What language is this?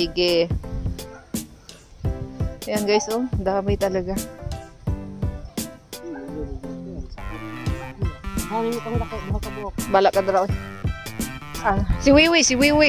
Filipino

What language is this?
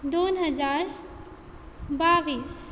Konkani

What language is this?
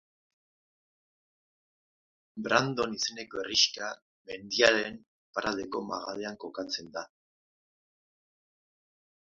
Basque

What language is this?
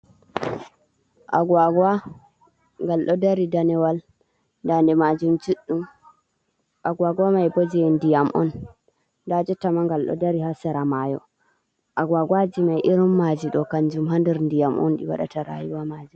Fula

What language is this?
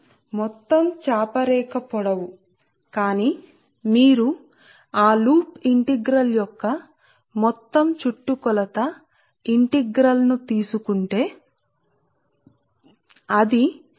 Telugu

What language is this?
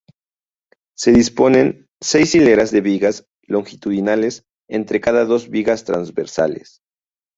Spanish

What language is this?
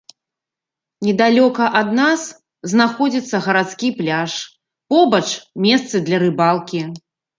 Belarusian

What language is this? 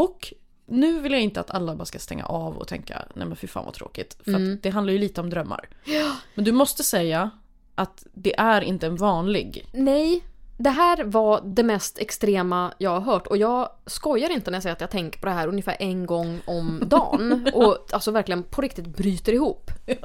Swedish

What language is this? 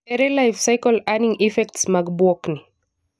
Luo (Kenya and Tanzania)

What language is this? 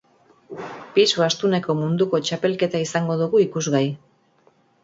Basque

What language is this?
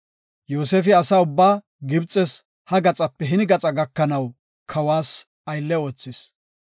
Gofa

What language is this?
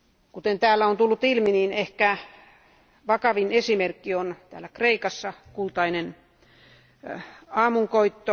Finnish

